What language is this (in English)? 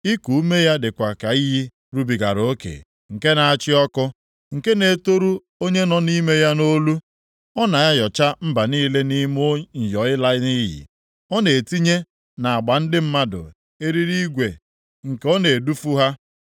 Igbo